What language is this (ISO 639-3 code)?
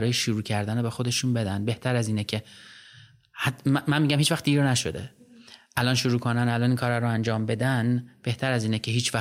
fas